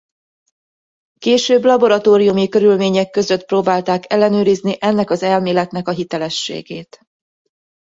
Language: Hungarian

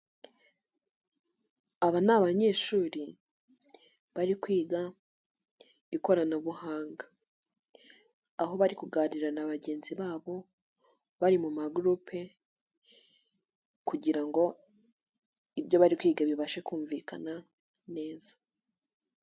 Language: Kinyarwanda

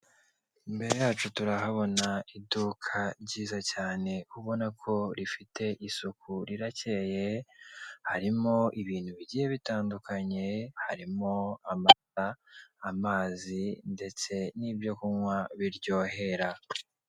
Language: Kinyarwanda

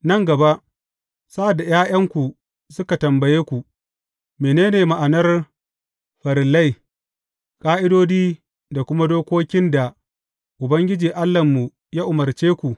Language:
Hausa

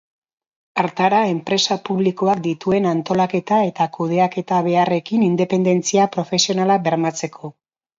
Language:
Basque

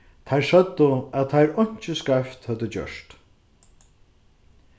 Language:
Faroese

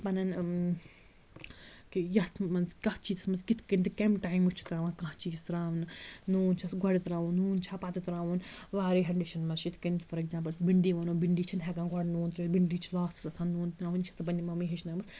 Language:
Kashmiri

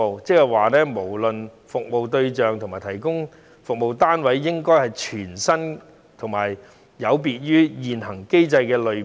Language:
Cantonese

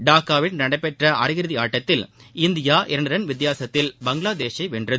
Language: Tamil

